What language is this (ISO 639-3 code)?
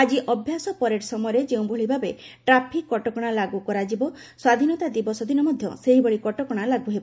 ori